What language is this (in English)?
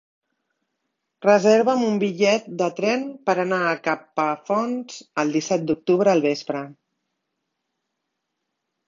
Catalan